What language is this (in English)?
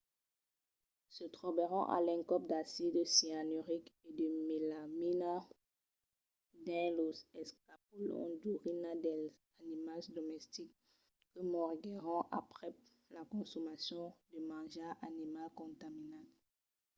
Occitan